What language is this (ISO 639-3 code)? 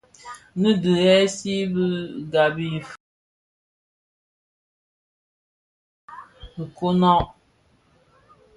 ksf